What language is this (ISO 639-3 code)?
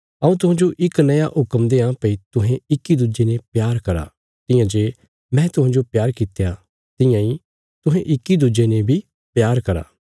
kfs